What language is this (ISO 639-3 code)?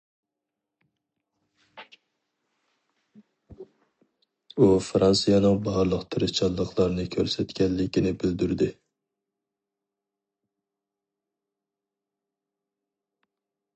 uig